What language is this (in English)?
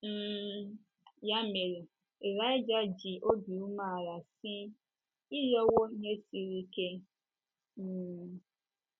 Igbo